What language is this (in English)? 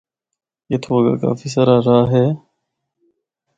Northern Hindko